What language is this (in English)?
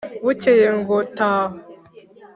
Kinyarwanda